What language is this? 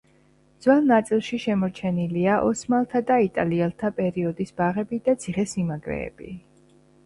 Georgian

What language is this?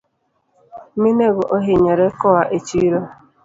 Luo (Kenya and Tanzania)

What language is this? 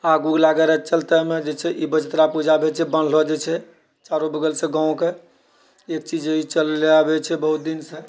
Maithili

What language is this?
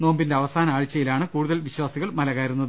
Malayalam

